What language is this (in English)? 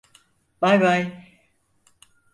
Turkish